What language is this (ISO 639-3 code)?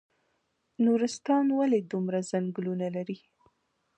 pus